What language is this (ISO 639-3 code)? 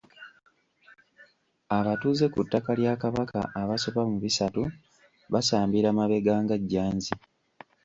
lug